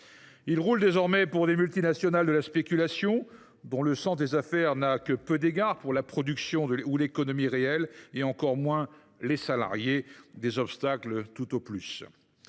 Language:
French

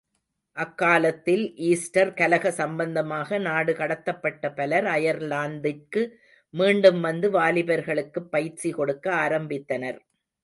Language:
Tamil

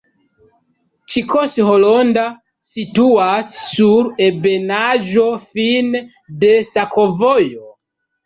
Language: Esperanto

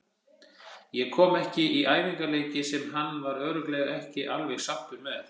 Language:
Icelandic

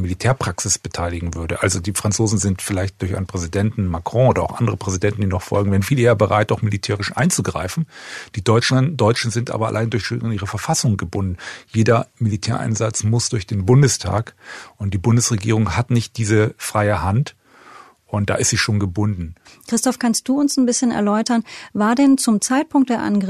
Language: German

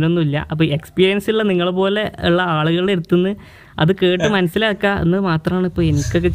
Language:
Malayalam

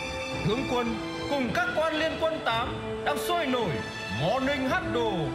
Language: Vietnamese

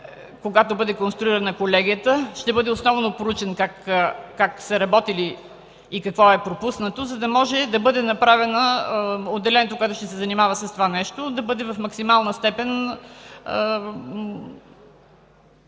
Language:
Bulgarian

